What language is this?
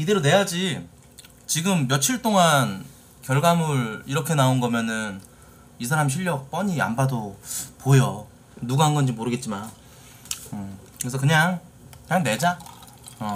Korean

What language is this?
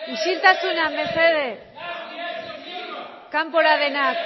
Basque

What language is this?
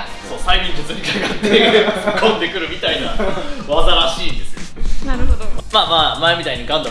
Japanese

